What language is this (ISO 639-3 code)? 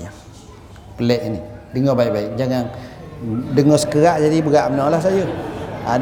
msa